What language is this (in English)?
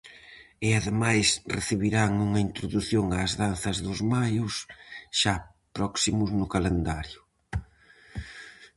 Galician